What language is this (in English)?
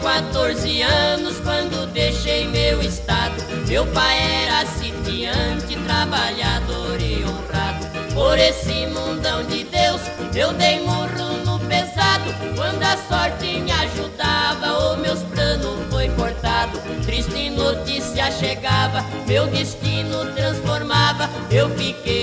Portuguese